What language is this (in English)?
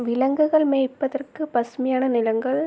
Tamil